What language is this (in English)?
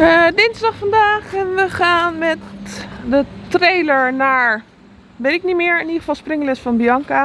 Dutch